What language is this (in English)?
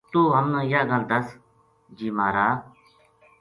Gujari